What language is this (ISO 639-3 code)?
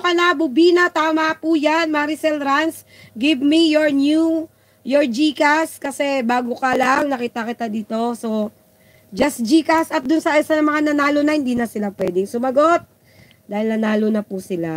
fil